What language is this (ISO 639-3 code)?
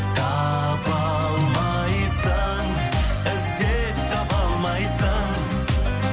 kaz